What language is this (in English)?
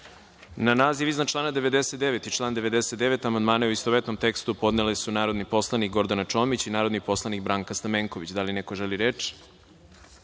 Serbian